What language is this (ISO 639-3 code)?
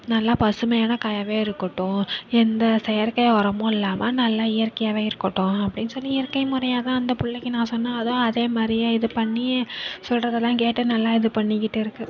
tam